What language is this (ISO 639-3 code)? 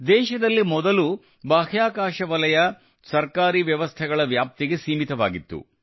kan